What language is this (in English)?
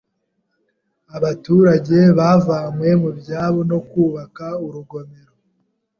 Kinyarwanda